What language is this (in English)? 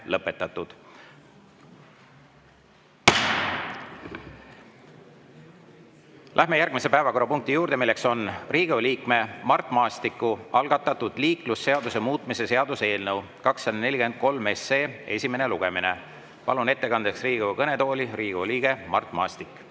Estonian